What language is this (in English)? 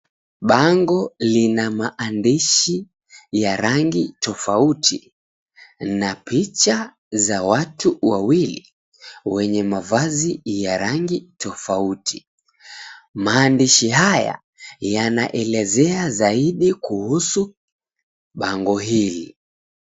Swahili